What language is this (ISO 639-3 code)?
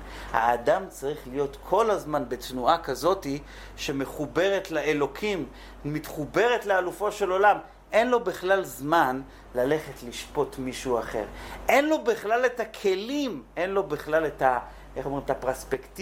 heb